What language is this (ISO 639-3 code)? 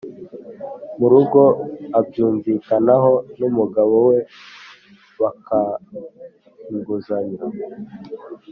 kin